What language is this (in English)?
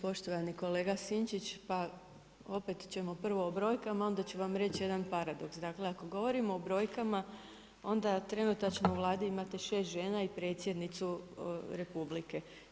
Croatian